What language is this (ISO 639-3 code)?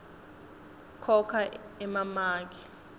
ssw